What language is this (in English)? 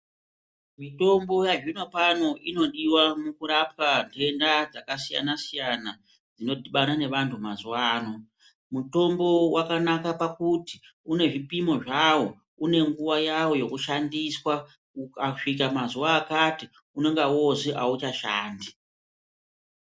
Ndau